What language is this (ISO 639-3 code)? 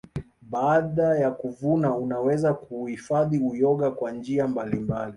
swa